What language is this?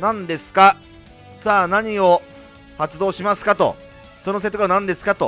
Japanese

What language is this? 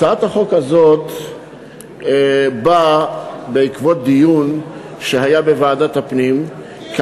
Hebrew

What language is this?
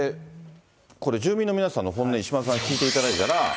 Japanese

